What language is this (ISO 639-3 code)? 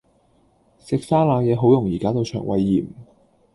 yue